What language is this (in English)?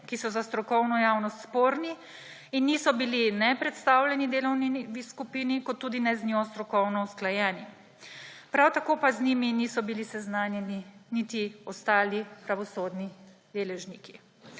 Slovenian